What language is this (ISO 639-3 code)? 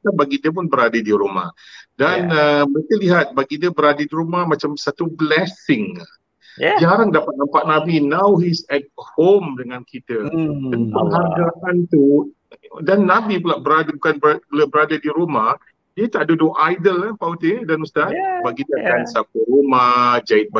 msa